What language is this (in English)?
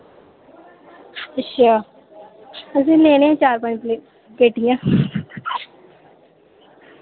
Dogri